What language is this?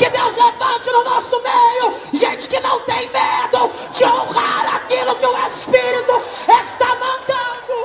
Portuguese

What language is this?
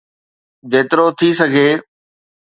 Sindhi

